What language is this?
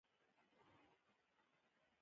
Pashto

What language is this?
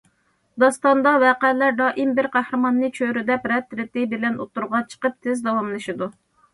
Uyghur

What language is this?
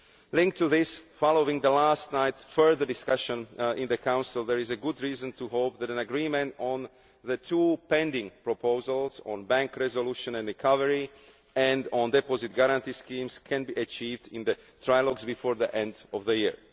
English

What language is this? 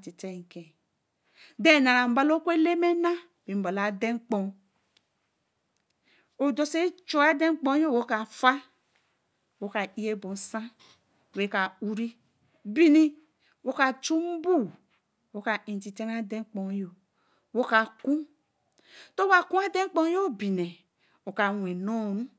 Eleme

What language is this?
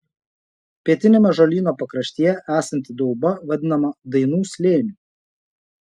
Lithuanian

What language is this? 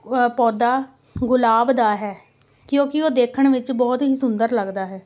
Punjabi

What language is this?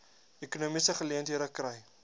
Afrikaans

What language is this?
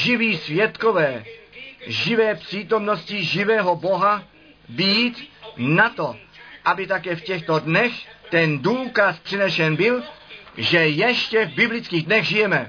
Czech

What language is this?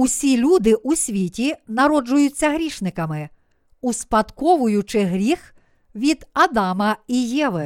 Ukrainian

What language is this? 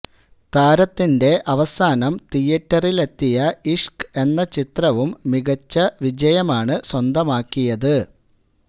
Malayalam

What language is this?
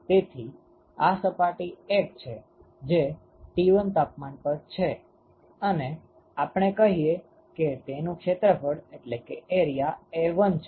Gujarati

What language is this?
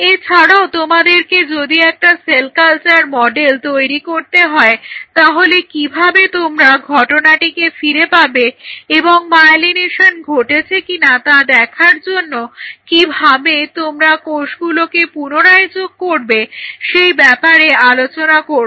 Bangla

